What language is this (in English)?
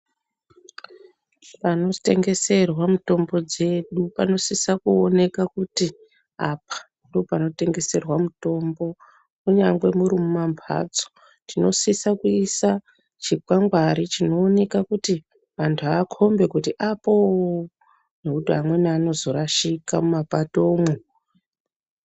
Ndau